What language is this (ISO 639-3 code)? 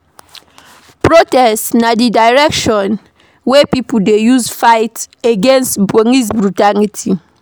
pcm